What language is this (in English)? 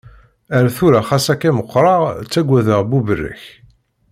Kabyle